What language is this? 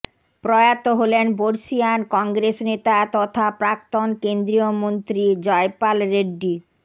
Bangla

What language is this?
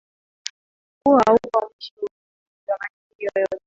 Swahili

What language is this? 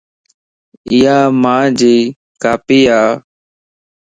Lasi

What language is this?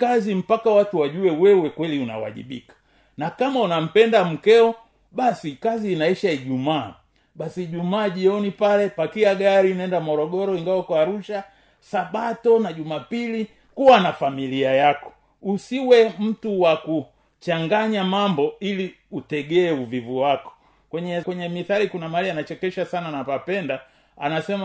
Swahili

